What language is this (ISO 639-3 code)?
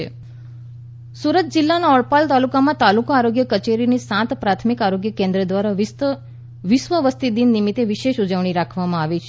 guj